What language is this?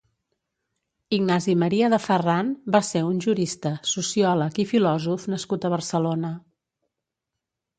Catalan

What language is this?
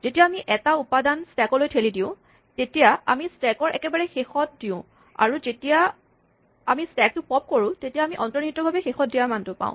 Assamese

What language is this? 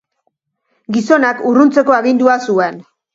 Basque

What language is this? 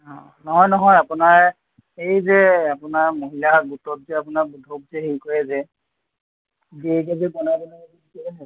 Assamese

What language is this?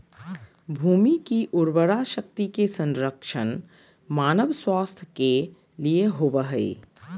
Magahi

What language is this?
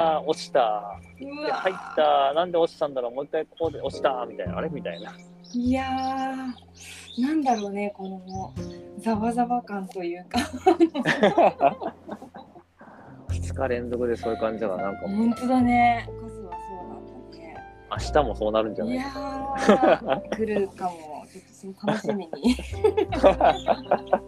Japanese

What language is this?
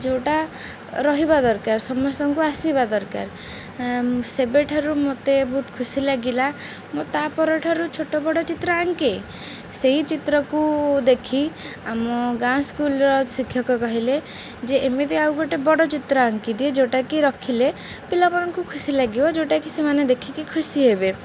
Odia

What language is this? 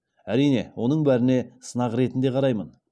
Kazakh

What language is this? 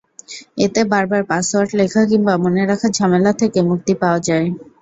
Bangla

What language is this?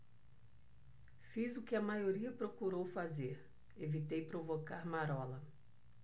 Portuguese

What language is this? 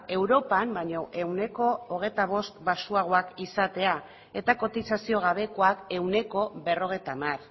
Basque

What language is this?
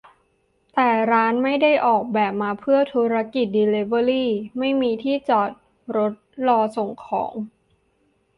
Thai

